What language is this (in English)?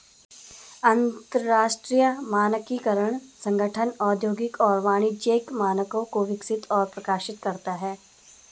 Hindi